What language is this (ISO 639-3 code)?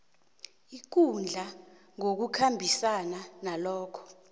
nbl